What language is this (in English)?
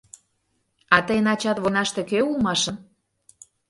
Mari